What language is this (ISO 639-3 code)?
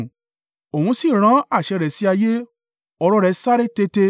yor